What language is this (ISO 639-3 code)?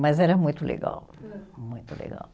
por